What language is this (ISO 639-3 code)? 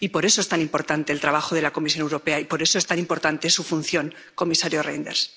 spa